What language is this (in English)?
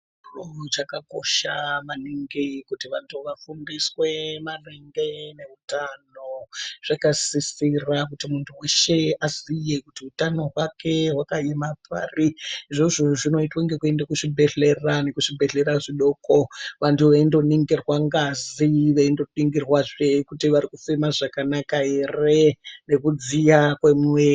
Ndau